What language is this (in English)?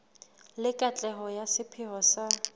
Southern Sotho